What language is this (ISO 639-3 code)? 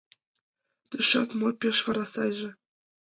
chm